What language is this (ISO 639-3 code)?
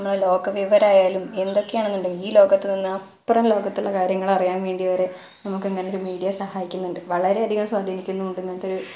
mal